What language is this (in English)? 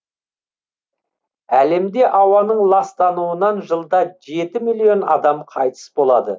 Kazakh